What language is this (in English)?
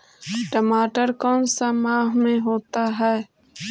Magahi